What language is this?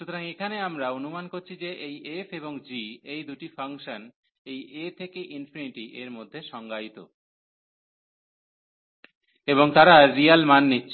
Bangla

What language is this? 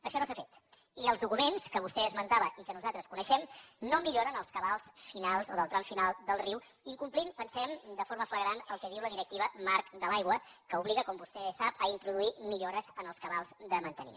Catalan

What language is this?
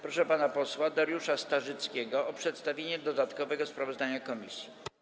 Polish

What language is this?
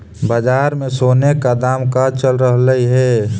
Magahi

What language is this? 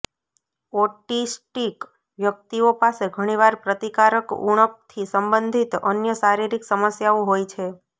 Gujarati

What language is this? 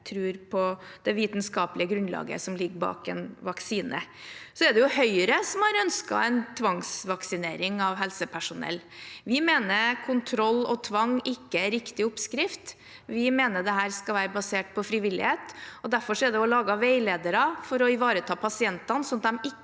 Norwegian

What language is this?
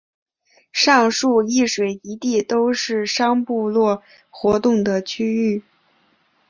Chinese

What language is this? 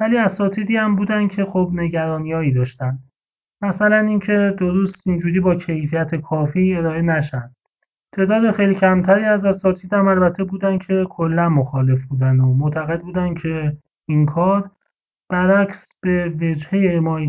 Persian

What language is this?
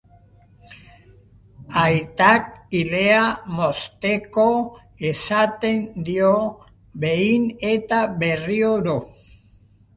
Basque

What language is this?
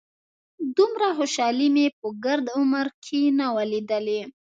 Pashto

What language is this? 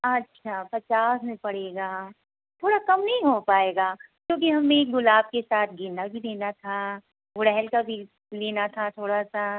Hindi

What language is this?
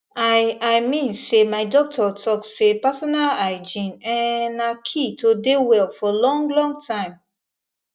Nigerian Pidgin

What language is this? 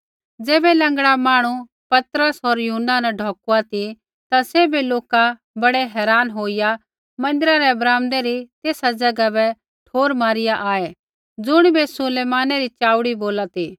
Kullu Pahari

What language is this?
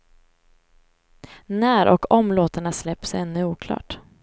Swedish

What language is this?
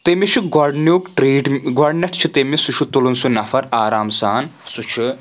Kashmiri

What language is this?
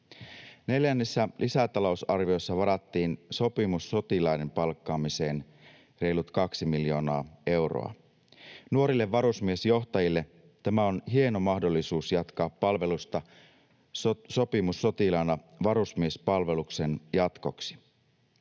Finnish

